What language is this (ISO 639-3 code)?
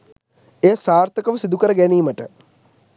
sin